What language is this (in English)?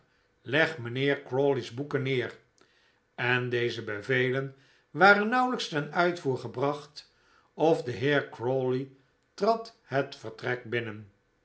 Dutch